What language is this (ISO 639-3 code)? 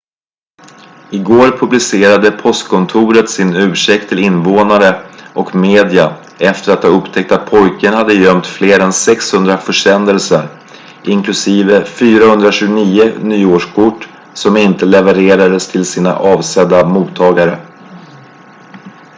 swe